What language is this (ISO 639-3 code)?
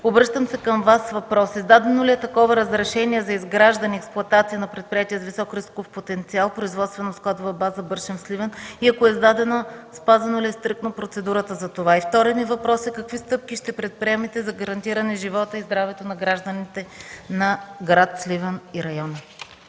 bul